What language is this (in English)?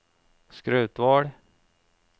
Norwegian